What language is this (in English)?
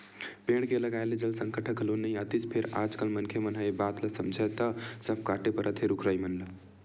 Chhattisgarhi